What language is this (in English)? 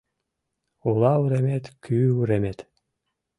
Mari